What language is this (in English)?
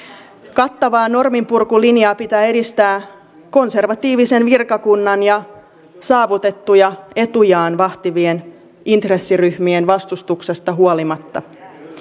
Finnish